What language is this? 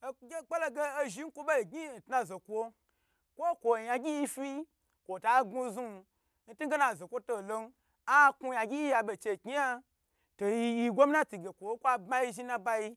Gbagyi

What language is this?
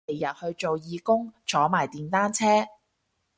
Cantonese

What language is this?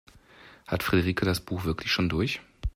German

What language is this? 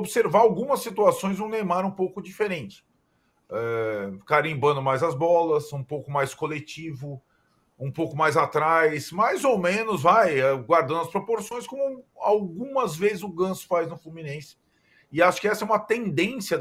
Portuguese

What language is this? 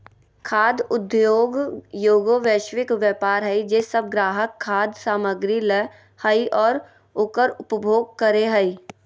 Magahi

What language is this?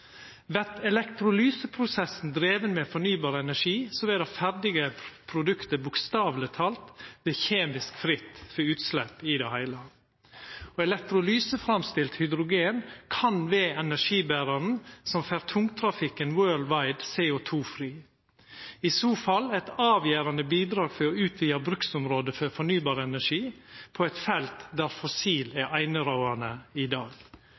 Norwegian Nynorsk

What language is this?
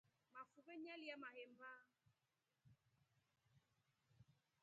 Rombo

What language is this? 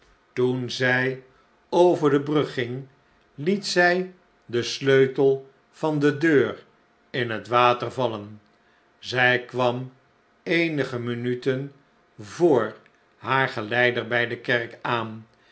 Dutch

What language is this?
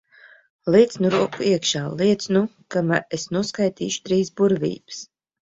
Latvian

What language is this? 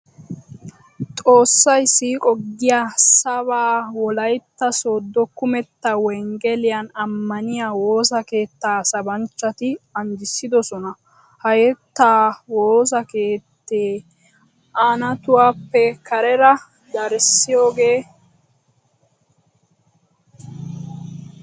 Wolaytta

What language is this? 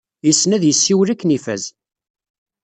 Kabyle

